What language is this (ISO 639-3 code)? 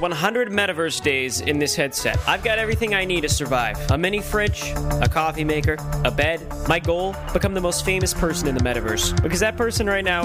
swe